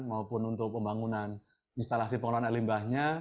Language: Indonesian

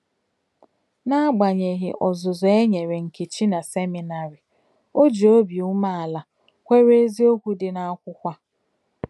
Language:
Igbo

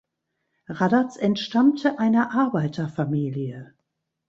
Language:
German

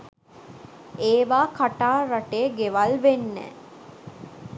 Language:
Sinhala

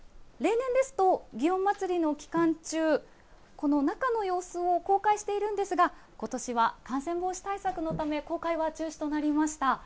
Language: Japanese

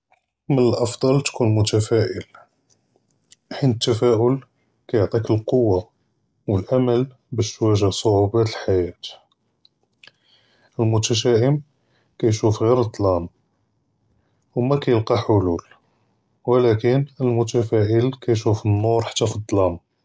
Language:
Judeo-Arabic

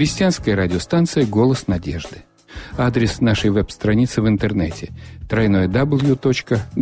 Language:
Russian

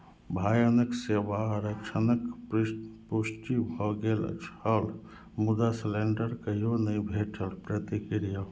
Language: Maithili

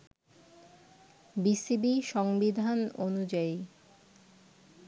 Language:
Bangla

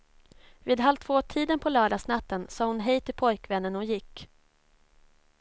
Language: Swedish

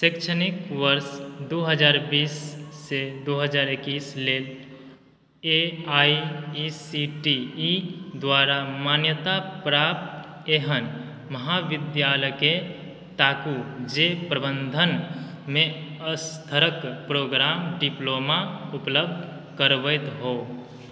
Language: Maithili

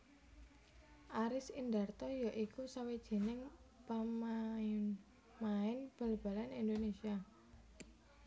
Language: Javanese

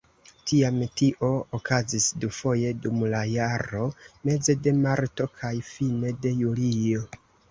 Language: Esperanto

